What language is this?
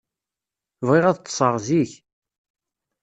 Kabyle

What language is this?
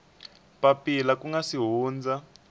Tsonga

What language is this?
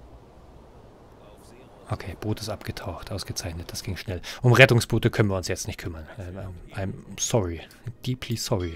German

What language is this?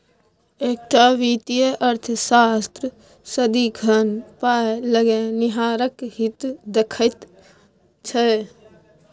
Maithili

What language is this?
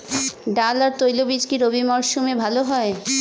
Bangla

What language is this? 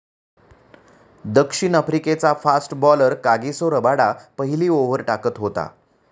Marathi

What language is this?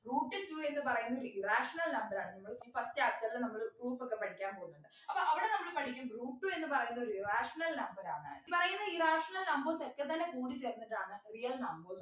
Malayalam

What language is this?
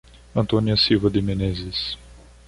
Portuguese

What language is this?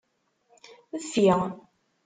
Kabyle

